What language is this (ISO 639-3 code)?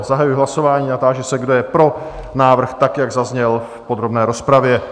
ces